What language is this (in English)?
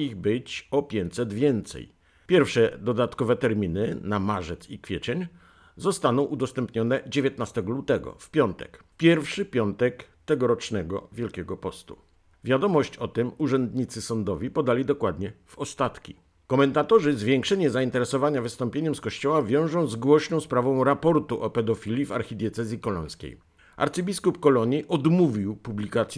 Polish